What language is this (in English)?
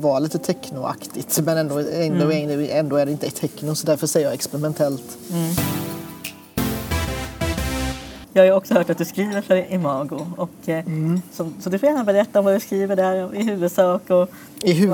Swedish